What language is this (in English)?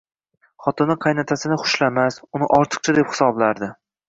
Uzbek